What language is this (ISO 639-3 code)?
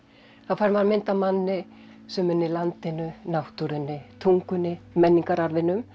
isl